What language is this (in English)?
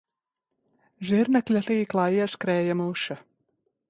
Latvian